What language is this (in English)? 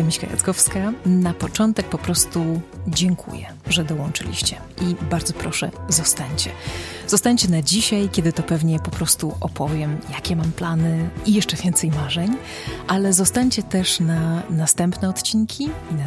Polish